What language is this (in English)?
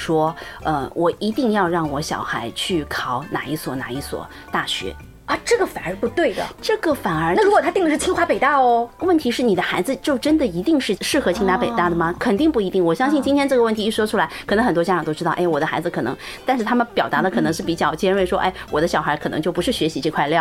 Chinese